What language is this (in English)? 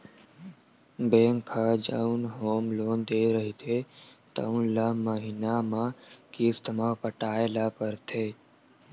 Chhattisgarhi